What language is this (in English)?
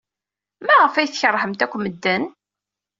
Kabyle